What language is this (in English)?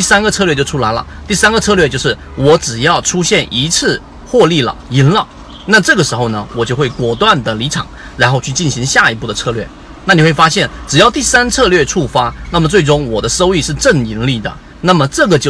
Chinese